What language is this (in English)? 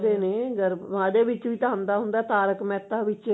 Punjabi